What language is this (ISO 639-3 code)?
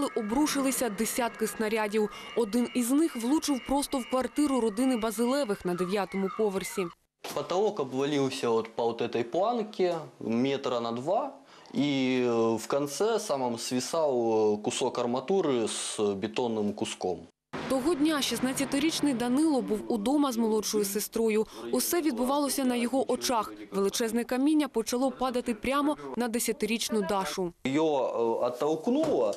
ukr